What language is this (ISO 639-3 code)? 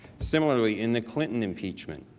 eng